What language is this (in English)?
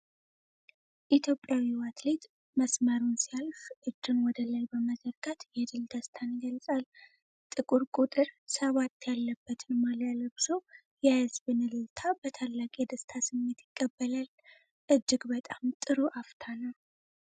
Amharic